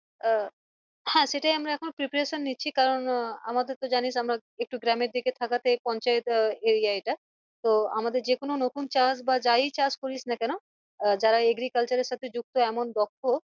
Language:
Bangla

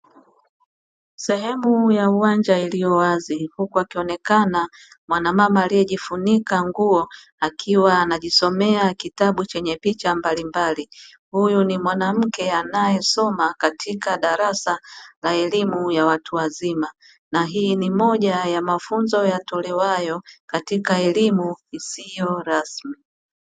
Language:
Swahili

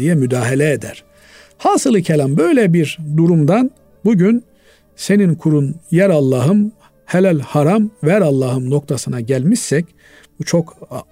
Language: Turkish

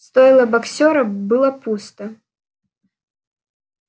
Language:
Russian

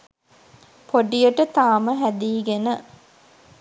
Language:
Sinhala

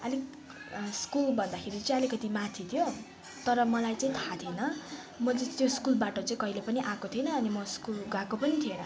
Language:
Nepali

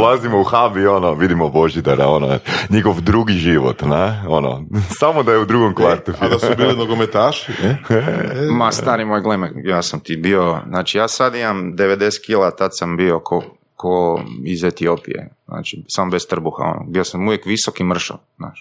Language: Croatian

